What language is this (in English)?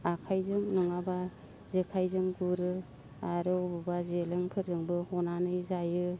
Bodo